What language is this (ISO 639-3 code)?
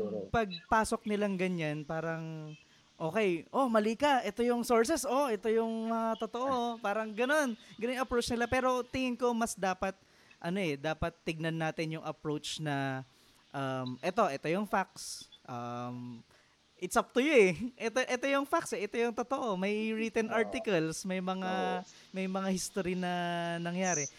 fil